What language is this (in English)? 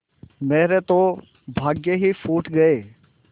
Hindi